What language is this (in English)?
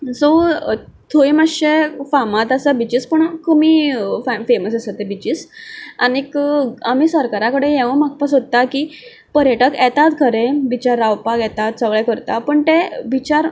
Konkani